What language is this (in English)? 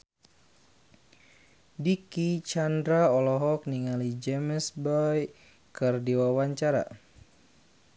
Sundanese